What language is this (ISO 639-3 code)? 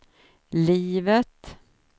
swe